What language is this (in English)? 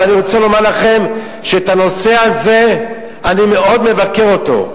Hebrew